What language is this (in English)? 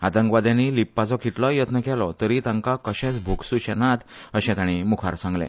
Konkani